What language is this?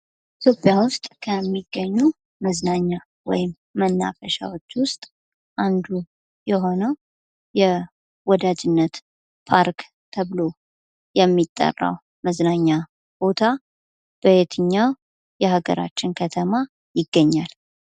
Amharic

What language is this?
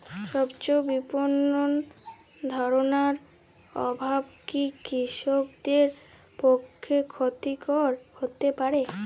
Bangla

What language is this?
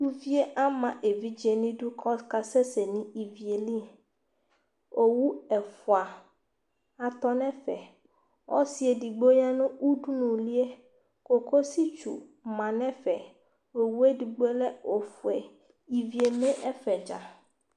Ikposo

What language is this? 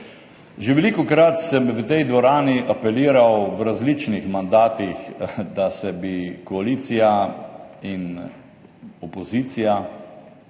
Slovenian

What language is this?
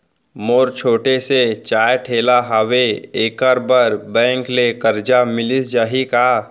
Chhattisgarhi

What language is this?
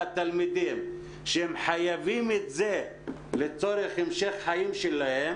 Hebrew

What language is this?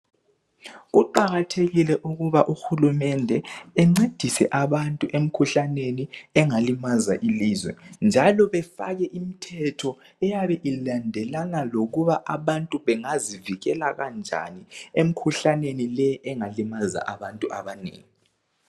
North Ndebele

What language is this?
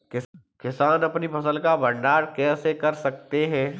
Hindi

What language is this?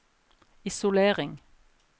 Norwegian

